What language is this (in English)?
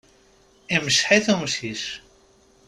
Kabyle